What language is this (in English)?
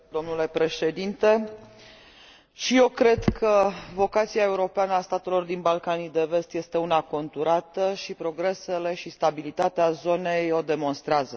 Romanian